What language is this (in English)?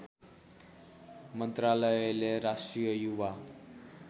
Nepali